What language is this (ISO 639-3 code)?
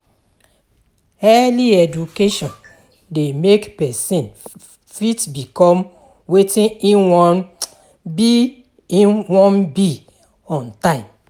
pcm